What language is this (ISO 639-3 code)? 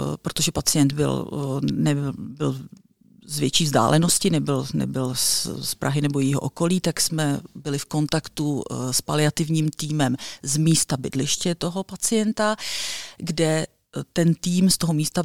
ces